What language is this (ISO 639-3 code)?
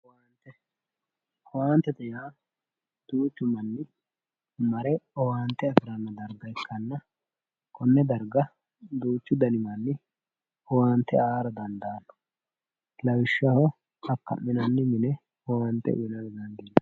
sid